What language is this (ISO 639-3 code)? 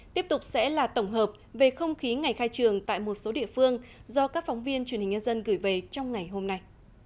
vie